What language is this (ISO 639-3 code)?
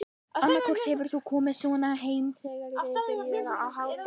isl